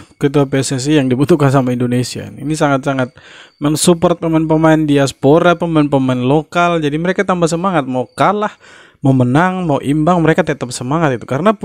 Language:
Indonesian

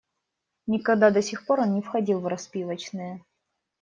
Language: Russian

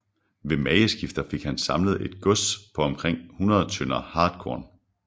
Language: Danish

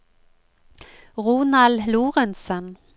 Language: Norwegian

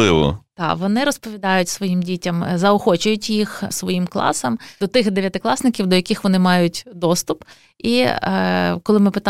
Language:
Ukrainian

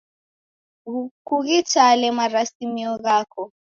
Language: Taita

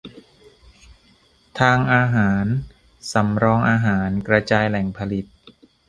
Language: Thai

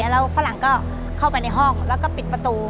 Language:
Thai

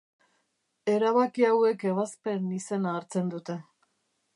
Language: Basque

